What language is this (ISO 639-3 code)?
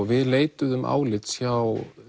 isl